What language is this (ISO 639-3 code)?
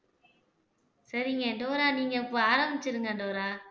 tam